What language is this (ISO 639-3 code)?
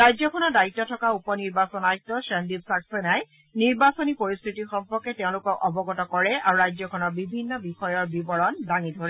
asm